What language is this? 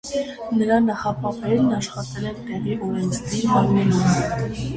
Armenian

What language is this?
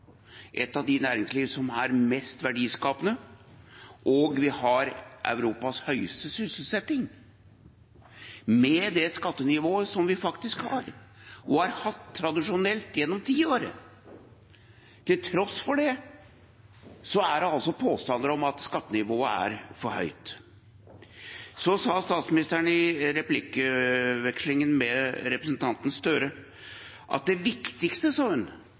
Norwegian Bokmål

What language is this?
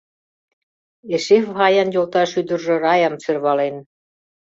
Mari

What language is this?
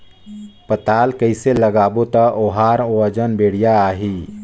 Chhattisgarhi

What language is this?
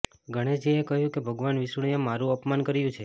Gujarati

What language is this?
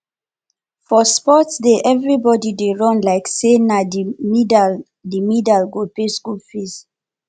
Nigerian Pidgin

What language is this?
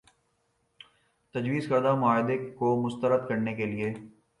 Urdu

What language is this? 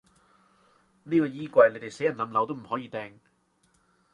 Cantonese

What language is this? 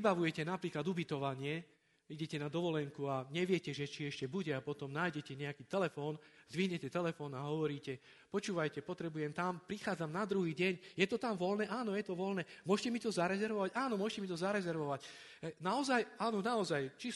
Slovak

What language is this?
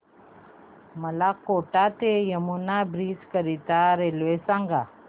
Marathi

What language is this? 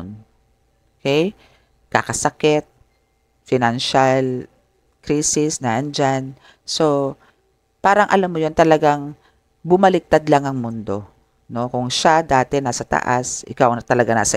Filipino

